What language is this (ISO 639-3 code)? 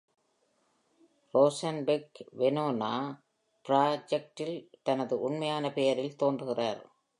tam